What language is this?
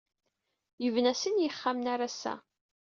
Kabyle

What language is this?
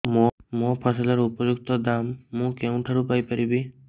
Odia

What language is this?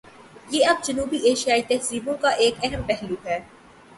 Urdu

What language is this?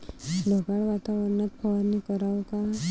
Marathi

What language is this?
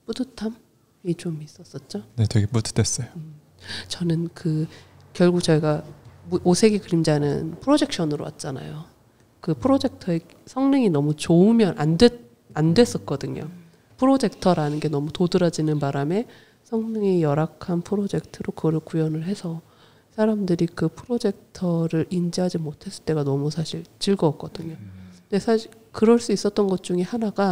Korean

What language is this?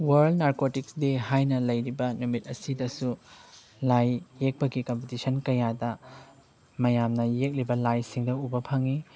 Manipuri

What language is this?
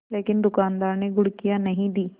Hindi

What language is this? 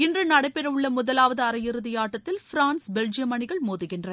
Tamil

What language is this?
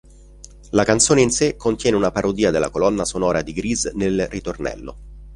Italian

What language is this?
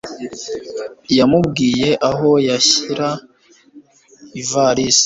Kinyarwanda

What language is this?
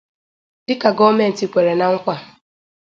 Igbo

